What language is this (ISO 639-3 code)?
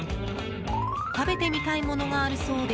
jpn